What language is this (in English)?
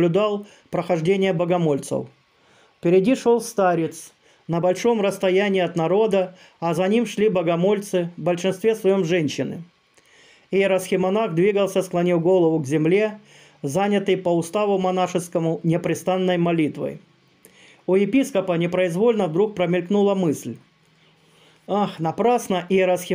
Russian